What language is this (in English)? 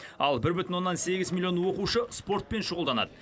Kazakh